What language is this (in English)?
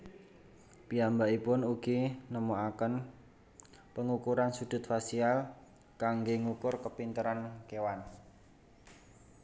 Javanese